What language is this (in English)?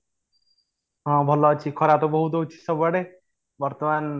Odia